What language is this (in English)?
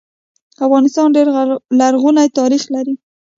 Pashto